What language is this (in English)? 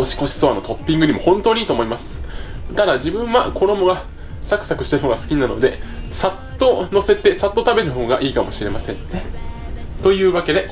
Japanese